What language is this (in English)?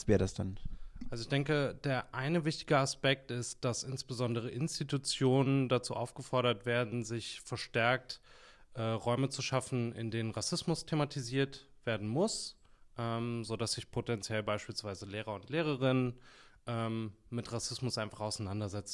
German